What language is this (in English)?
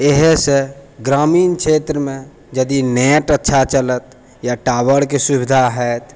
Maithili